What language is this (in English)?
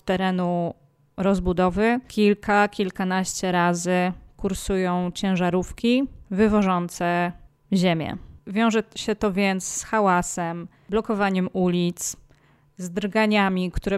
Polish